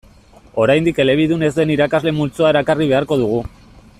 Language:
Basque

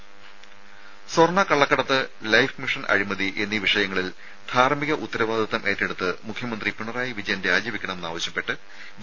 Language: Malayalam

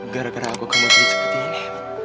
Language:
Indonesian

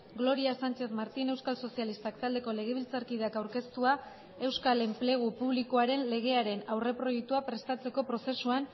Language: Basque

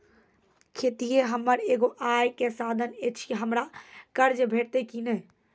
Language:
Maithili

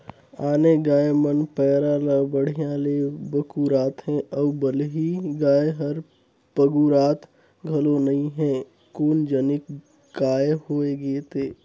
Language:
Chhattisgarhi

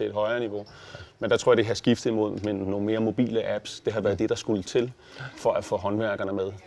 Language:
Danish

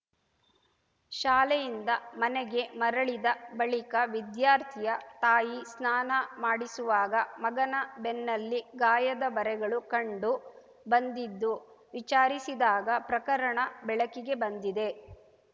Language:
Kannada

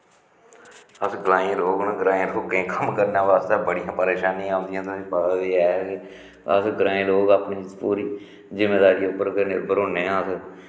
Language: Dogri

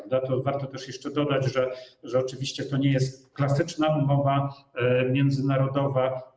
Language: Polish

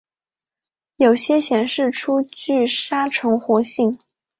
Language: Chinese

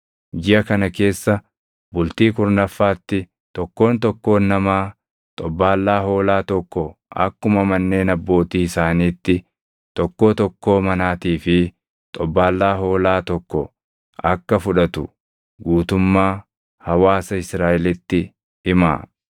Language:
Oromo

